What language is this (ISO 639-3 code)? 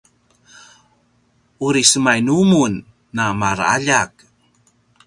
pwn